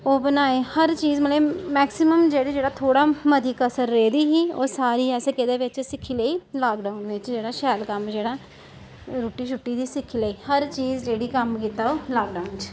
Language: Dogri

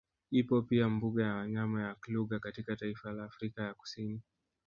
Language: Swahili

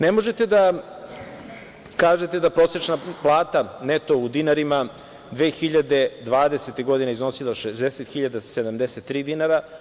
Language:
Serbian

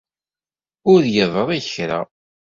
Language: Kabyle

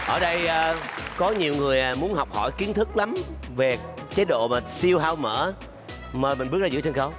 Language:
Vietnamese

